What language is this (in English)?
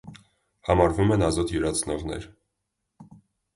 Armenian